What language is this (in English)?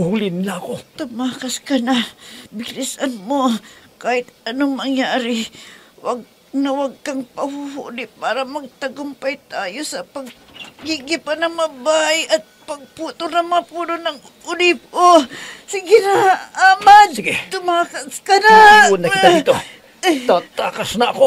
Filipino